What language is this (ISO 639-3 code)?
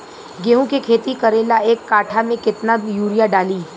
bho